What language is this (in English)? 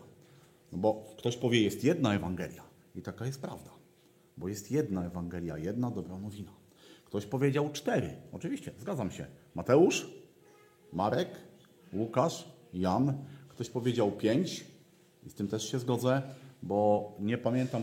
Polish